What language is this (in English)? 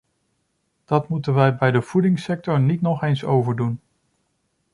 Dutch